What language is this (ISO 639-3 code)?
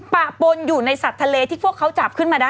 tha